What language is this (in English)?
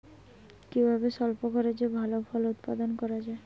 Bangla